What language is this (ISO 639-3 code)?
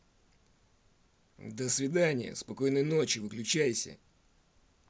rus